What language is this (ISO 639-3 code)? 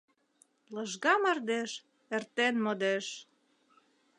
chm